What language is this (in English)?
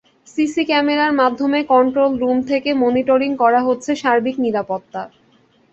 Bangla